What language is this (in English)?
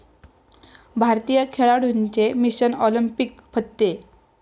Marathi